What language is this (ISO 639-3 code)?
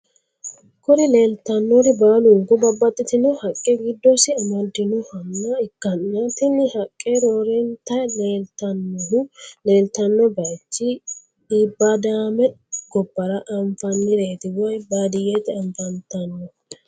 sid